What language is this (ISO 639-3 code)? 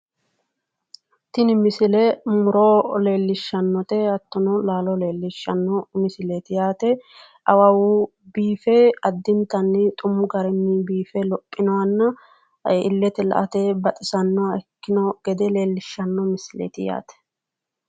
sid